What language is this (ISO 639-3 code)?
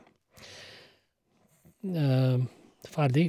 nor